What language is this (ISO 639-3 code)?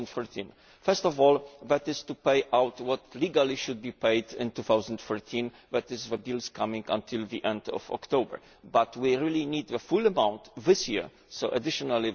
eng